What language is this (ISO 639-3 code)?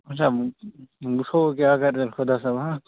kas